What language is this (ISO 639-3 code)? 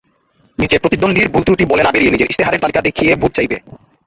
ben